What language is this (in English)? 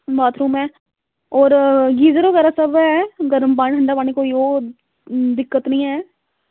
Dogri